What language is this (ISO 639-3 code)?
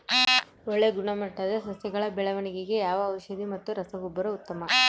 kan